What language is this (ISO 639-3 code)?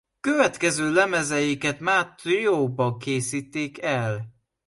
hun